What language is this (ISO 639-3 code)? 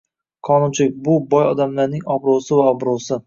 uzb